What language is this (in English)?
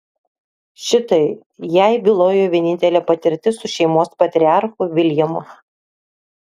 Lithuanian